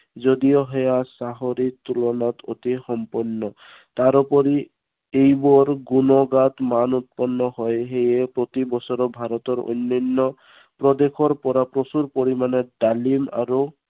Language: Assamese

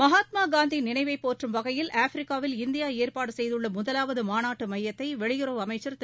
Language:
Tamil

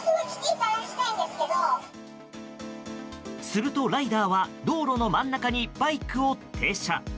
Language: Japanese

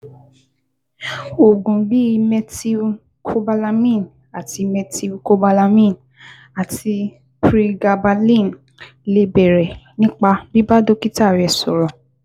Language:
Yoruba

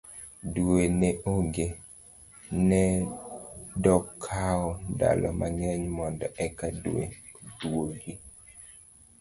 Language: Luo (Kenya and Tanzania)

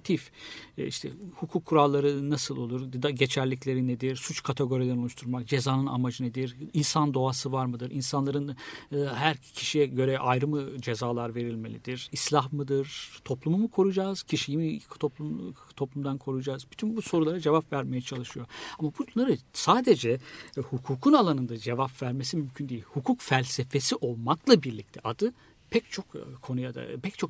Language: Turkish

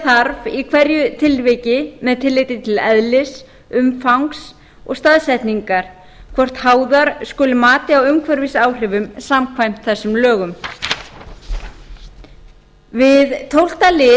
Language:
Icelandic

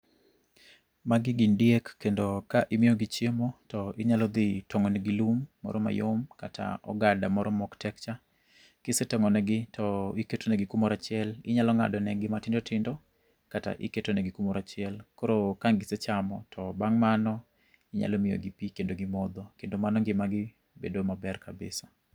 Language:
Luo (Kenya and Tanzania)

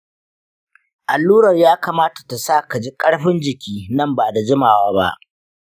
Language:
Hausa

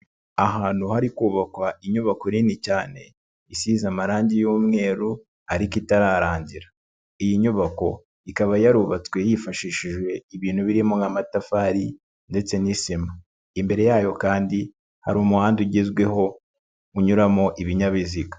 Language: Kinyarwanda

